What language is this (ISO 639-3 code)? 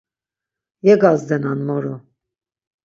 lzz